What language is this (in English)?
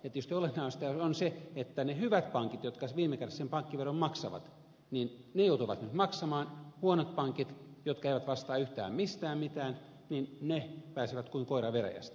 Finnish